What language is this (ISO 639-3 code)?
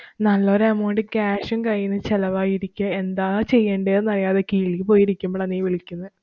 mal